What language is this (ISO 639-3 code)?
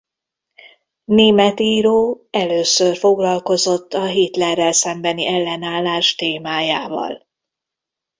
hun